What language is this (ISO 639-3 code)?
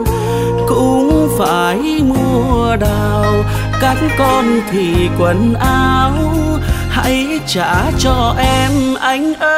vie